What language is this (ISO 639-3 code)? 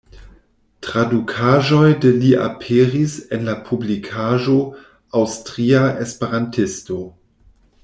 epo